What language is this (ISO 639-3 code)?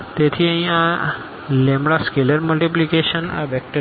guj